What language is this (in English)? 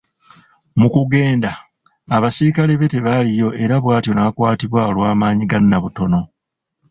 Ganda